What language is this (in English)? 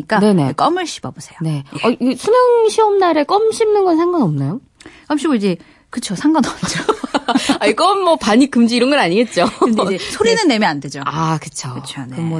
Korean